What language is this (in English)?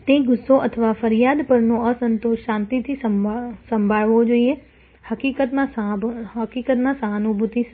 Gujarati